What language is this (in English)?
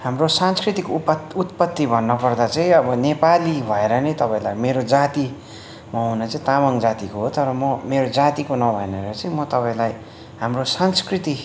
Nepali